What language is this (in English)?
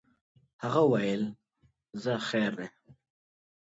Pashto